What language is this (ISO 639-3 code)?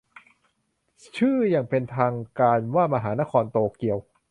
tha